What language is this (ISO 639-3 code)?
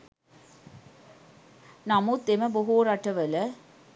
sin